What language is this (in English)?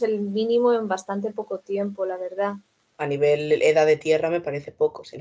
Spanish